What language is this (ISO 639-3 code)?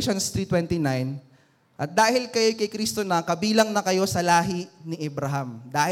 fil